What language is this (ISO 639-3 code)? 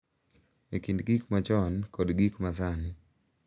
luo